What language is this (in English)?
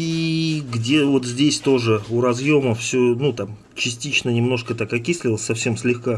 Russian